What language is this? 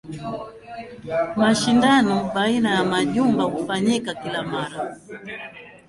Swahili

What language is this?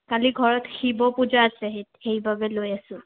Assamese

